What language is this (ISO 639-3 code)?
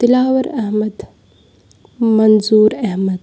kas